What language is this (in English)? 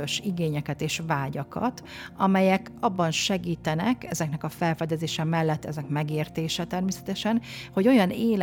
Hungarian